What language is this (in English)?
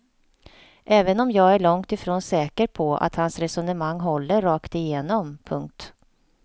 Swedish